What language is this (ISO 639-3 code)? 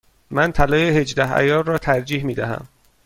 fas